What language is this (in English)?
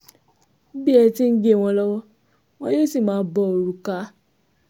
Yoruba